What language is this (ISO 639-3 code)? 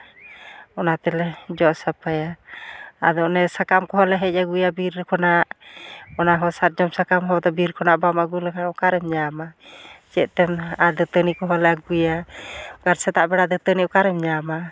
sat